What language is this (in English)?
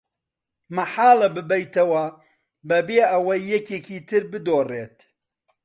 Central Kurdish